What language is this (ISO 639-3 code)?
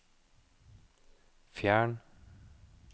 nor